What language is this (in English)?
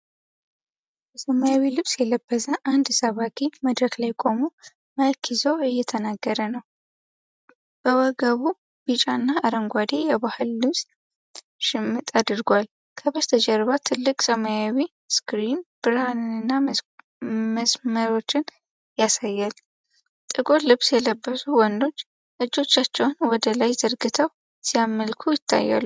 Amharic